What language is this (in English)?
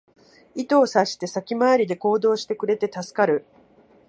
Japanese